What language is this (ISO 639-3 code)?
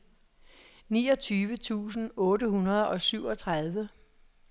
dan